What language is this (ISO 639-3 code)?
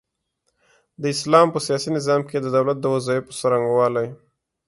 pus